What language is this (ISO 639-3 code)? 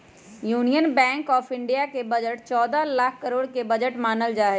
mag